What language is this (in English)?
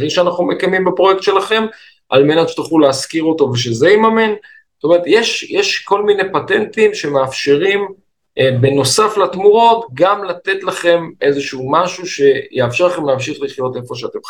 Hebrew